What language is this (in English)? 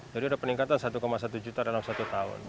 Indonesian